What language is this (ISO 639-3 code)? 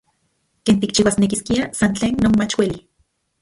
ncx